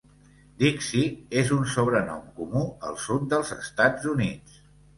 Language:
Catalan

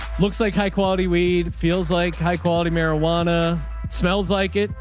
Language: English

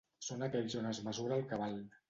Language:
Catalan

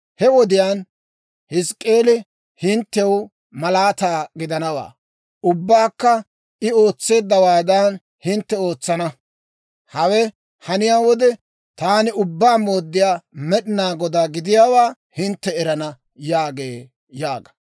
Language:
Dawro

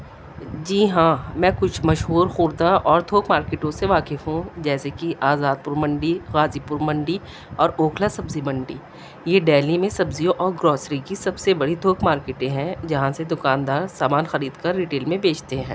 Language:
Urdu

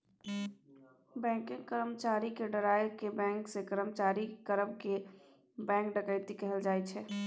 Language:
Maithili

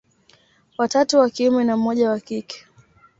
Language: Swahili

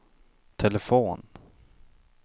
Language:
Swedish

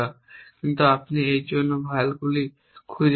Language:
Bangla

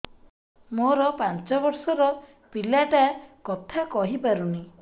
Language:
Odia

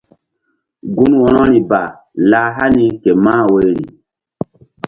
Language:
Mbum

